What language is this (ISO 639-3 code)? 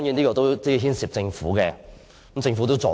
yue